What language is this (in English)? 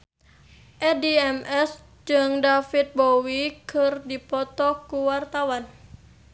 Sundanese